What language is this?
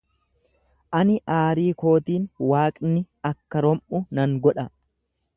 Oromo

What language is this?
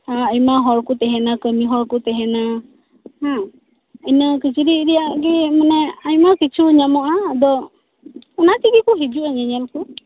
Santali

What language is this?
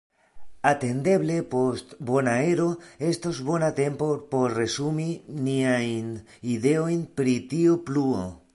Esperanto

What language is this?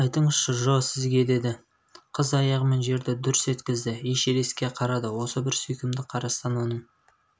Kazakh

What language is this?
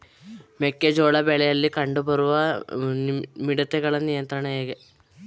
Kannada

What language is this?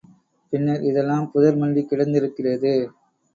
Tamil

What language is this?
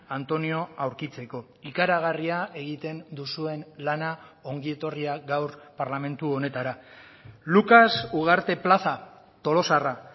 Basque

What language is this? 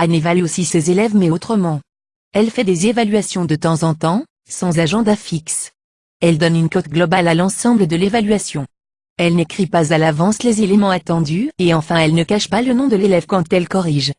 French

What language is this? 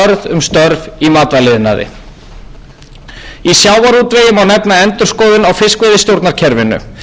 Icelandic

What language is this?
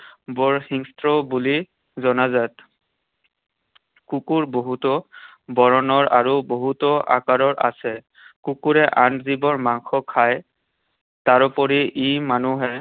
Assamese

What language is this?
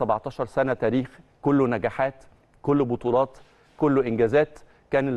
Arabic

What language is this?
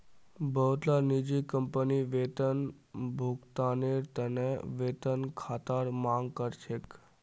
Magahi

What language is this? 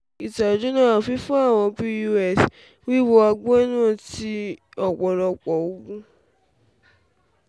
Yoruba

